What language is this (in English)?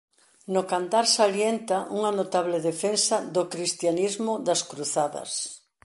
Galician